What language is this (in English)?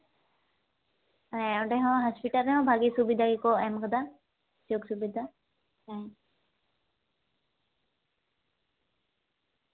Santali